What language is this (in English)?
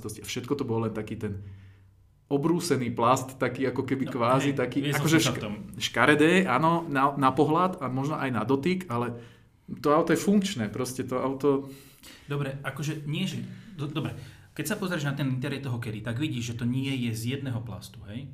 Slovak